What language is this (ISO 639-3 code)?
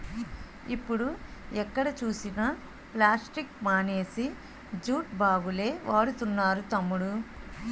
tel